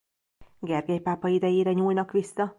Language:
Hungarian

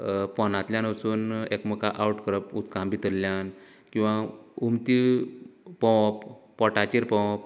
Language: Konkani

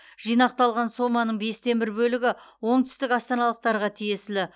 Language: Kazakh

